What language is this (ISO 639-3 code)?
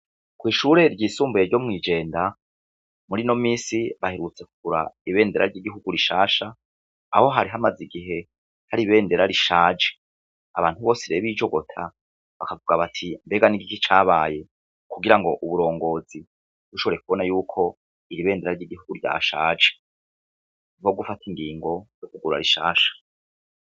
run